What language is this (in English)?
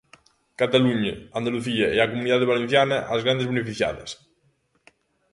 Galician